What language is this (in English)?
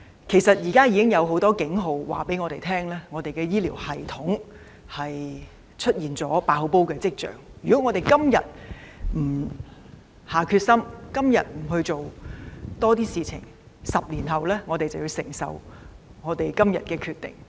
Cantonese